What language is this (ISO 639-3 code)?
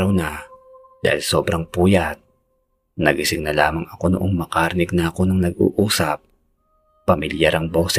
fil